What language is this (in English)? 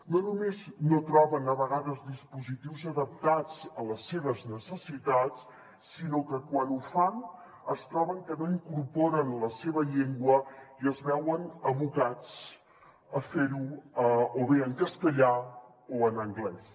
Catalan